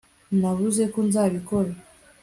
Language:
Kinyarwanda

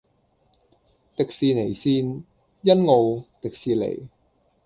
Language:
Cantonese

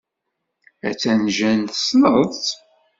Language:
Kabyle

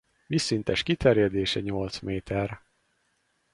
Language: Hungarian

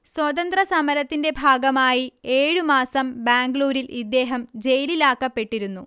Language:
Malayalam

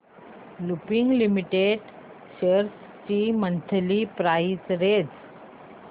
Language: Marathi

